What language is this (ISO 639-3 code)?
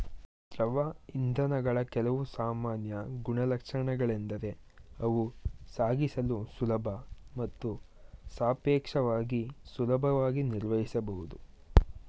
kan